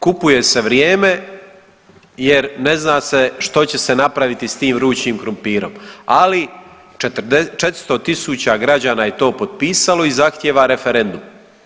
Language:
Croatian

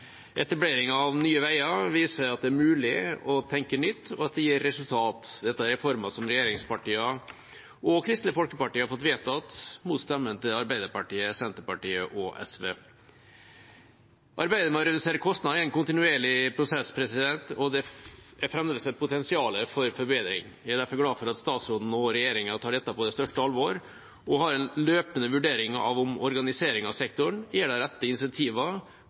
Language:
Norwegian Bokmål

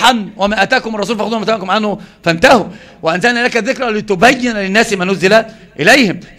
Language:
Arabic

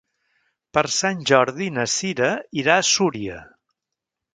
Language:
Catalan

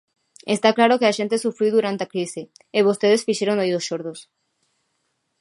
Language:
Galician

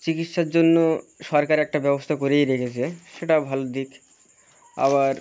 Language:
Bangla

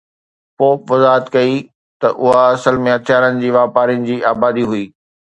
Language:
Sindhi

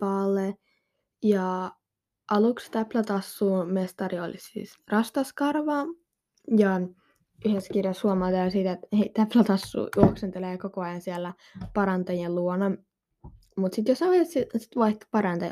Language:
Finnish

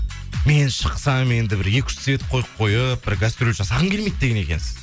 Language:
Kazakh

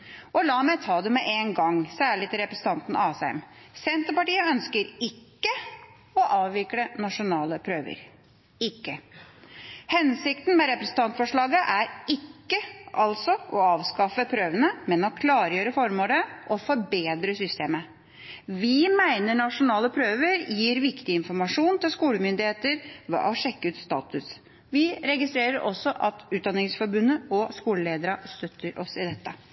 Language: Norwegian Bokmål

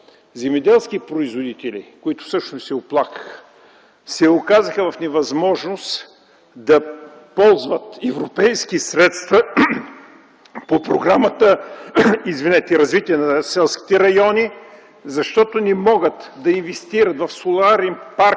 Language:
Bulgarian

